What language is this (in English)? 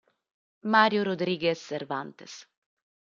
Italian